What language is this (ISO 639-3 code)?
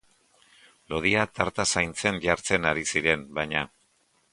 eus